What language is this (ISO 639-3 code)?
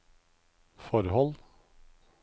nor